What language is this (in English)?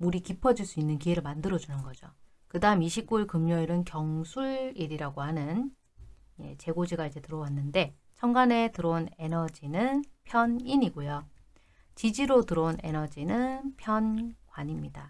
Korean